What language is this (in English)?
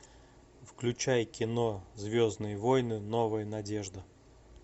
Russian